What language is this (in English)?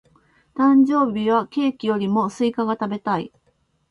Japanese